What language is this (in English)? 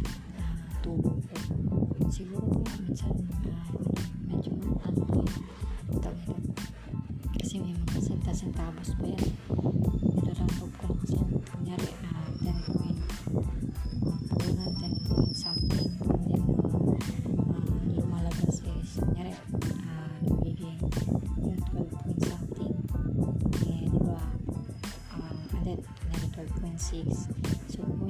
Filipino